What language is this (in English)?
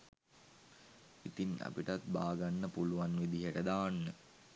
Sinhala